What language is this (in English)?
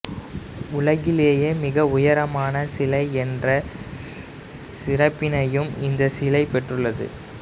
Tamil